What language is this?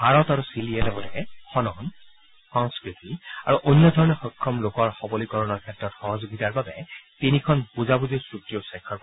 Assamese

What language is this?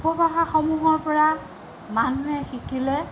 Assamese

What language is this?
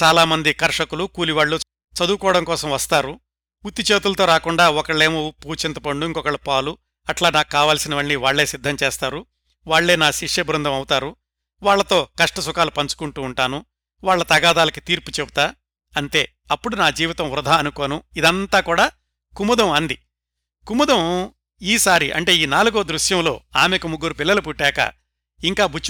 Telugu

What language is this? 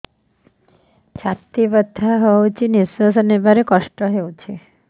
Odia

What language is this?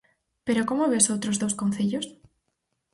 Galician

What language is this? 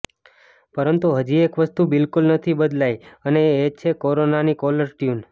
Gujarati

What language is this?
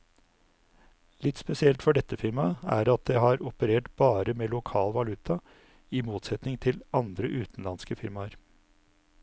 Norwegian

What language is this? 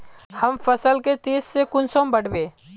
Magahi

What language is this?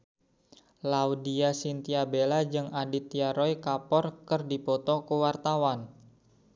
Sundanese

